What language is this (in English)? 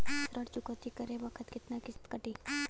Bhojpuri